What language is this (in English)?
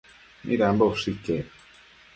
Matsés